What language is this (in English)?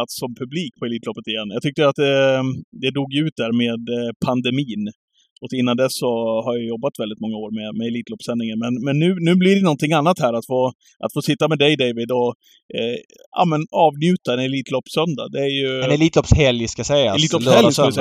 Swedish